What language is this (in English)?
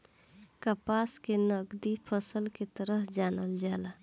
Bhojpuri